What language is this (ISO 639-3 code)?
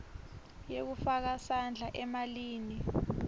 ssw